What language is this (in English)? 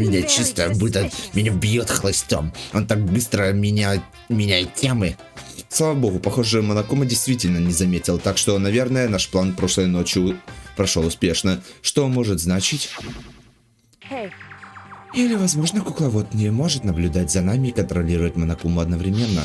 Russian